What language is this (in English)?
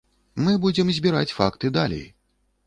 Belarusian